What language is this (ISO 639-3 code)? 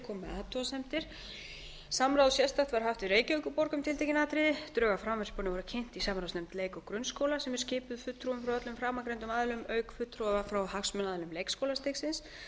isl